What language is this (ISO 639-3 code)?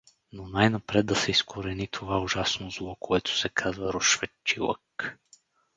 bul